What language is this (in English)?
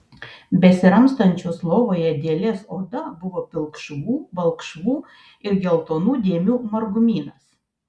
Lithuanian